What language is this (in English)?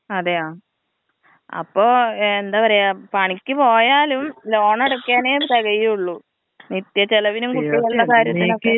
Malayalam